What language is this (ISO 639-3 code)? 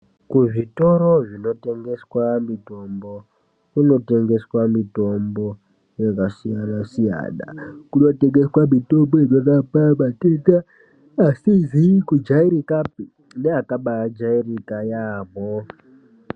ndc